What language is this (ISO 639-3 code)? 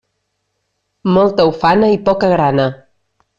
cat